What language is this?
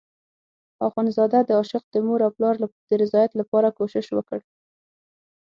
Pashto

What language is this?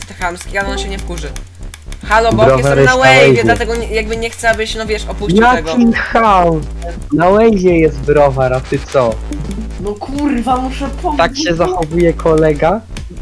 Polish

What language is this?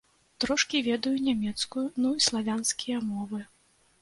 Belarusian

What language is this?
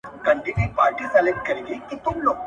Pashto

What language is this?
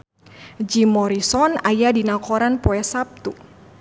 Sundanese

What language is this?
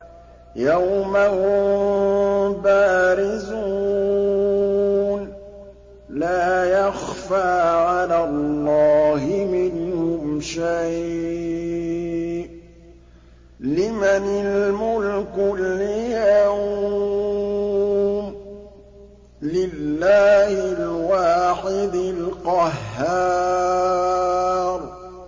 Arabic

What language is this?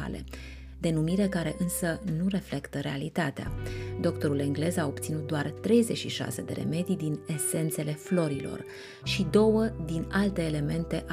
Romanian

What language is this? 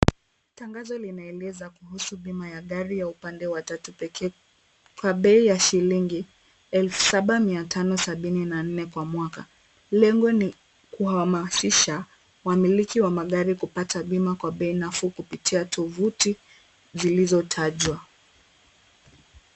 Swahili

